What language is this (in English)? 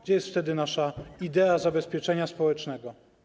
Polish